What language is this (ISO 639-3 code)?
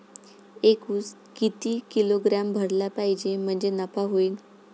mar